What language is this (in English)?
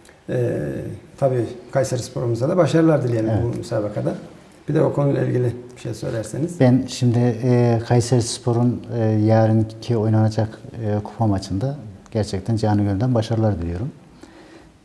Turkish